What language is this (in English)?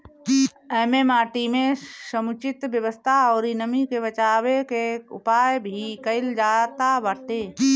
Bhojpuri